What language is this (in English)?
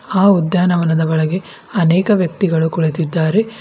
Kannada